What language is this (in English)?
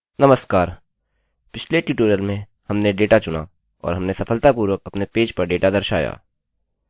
Hindi